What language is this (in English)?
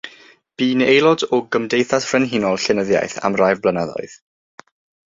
Welsh